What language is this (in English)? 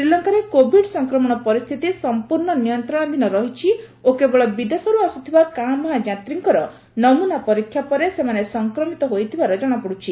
Odia